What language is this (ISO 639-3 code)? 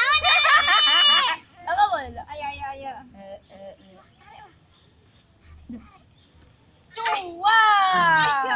ind